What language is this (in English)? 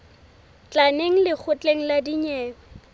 Southern Sotho